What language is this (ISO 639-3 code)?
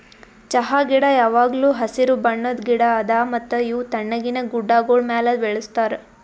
kan